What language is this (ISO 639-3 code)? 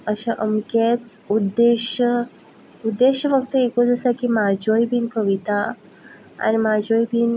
kok